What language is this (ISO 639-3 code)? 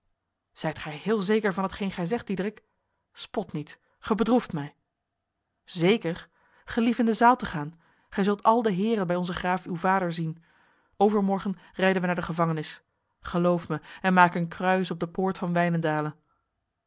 nld